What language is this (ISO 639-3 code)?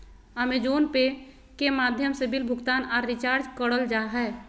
mag